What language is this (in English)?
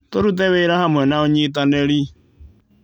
Kikuyu